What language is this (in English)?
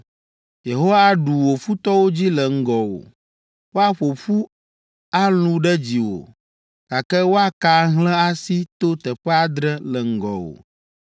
Ewe